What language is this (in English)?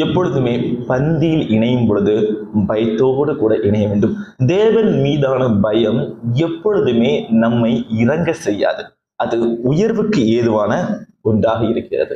Tamil